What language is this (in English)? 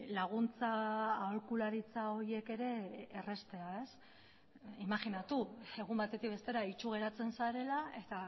Basque